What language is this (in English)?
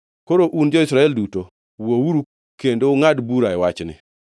Luo (Kenya and Tanzania)